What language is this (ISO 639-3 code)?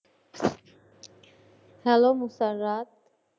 ben